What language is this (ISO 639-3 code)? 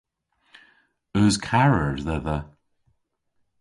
cor